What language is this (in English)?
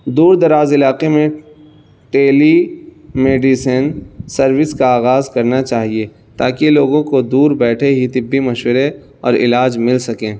Urdu